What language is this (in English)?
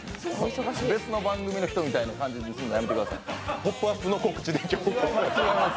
Japanese